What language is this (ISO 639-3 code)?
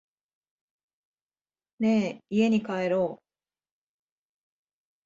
jpn